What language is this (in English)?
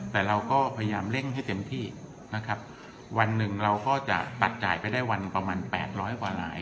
Thai